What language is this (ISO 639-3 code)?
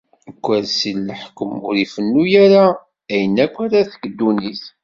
kab